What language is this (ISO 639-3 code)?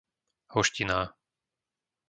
slk